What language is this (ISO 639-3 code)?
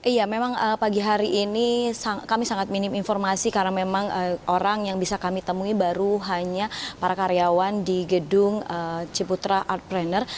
ind